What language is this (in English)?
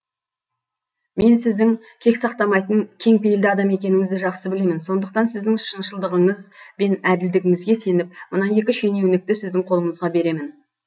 Kazakh